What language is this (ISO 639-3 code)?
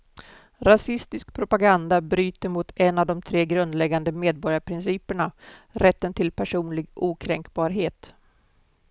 swe